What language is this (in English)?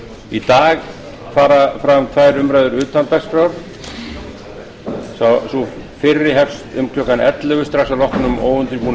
Icelandic